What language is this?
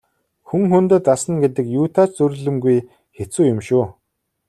Mongolian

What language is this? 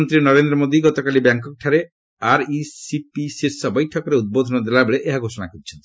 Odia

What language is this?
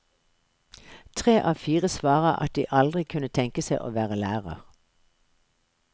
Norwegian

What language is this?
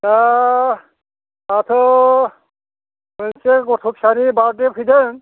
Bodo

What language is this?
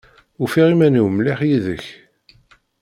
Kabyle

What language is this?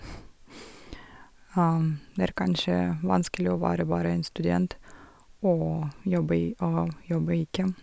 Norwegian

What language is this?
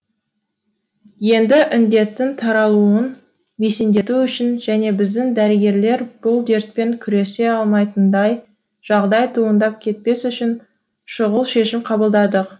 Kazakh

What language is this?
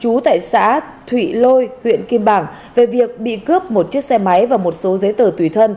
Vietnamese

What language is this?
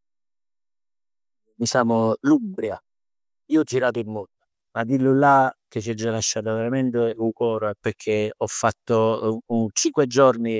Neapolitan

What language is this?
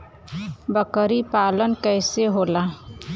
Bhojpuri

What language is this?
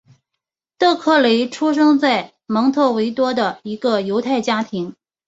Chinese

